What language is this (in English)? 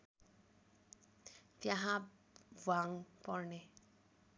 Nepali